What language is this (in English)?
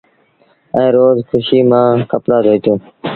Sindhi Bhil